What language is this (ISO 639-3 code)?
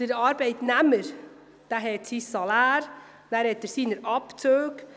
gsw